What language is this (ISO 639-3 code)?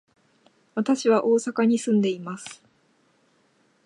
jpn